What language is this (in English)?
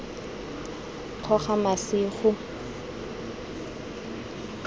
Tswana